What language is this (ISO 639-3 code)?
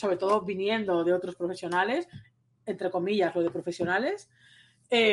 spa